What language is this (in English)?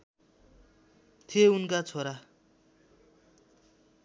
Nepali